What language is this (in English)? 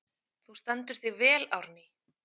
Icelandic